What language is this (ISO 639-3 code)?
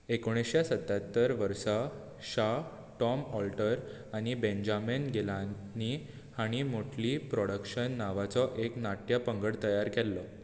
kok